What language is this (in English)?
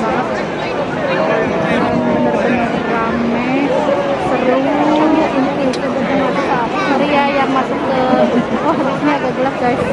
Indonesian